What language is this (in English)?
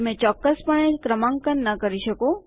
Gujarati